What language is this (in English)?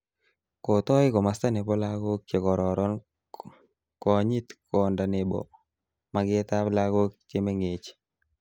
Kalenjin